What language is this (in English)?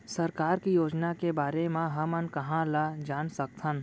Chhattisgarhi